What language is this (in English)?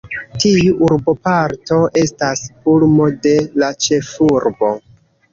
Esperanto